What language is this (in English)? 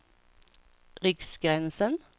Swedish